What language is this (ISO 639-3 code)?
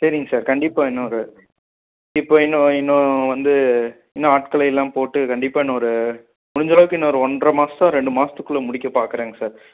tam